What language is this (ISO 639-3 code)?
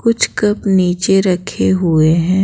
hin